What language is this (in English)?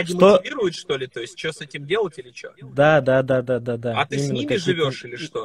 Russian